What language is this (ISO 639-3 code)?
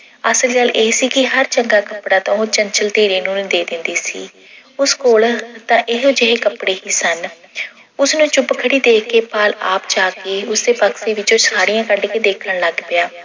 pan